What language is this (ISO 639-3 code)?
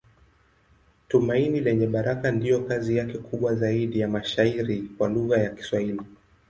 swa